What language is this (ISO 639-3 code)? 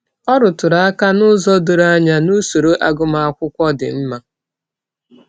ibo